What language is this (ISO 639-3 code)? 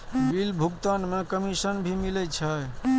mai